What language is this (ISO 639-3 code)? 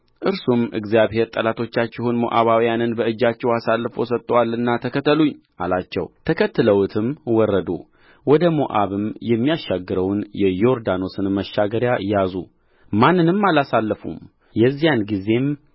amh